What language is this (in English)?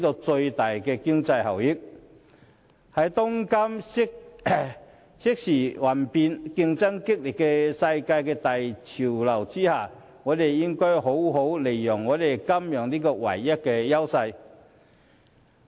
Cantonese